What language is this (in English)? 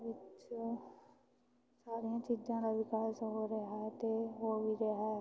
Punjabi